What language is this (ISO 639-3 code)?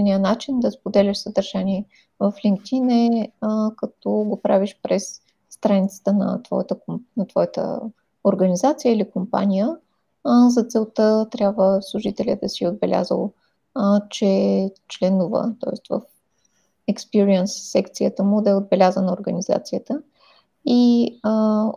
bul